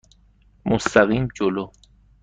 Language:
Persian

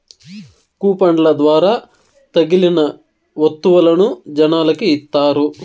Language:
Telugu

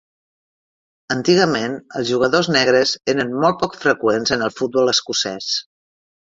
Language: Catalan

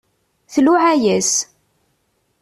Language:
Kabyle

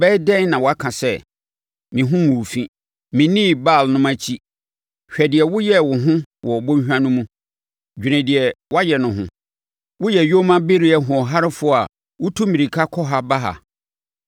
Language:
Akan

